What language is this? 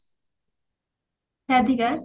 Odia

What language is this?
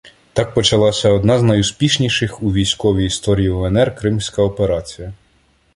Ukrainian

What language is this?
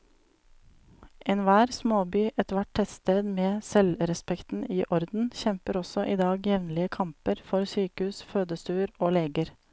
Norwegian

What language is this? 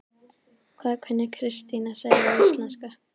Icelandic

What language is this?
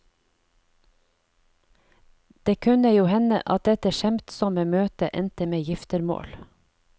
Norwegian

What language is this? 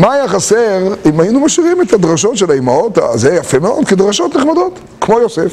Hebrew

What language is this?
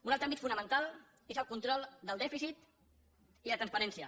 Catalan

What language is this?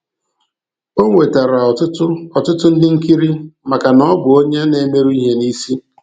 Igbo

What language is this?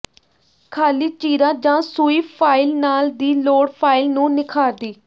Punjabi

